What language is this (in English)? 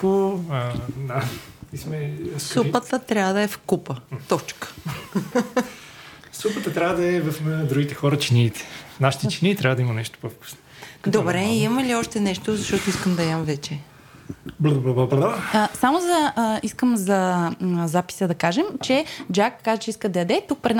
Bulgarian